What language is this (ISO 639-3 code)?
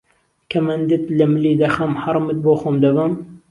ckb